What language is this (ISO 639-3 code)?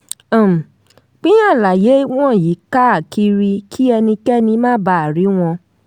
yor